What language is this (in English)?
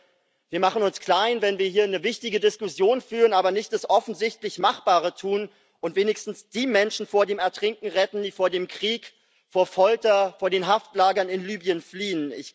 German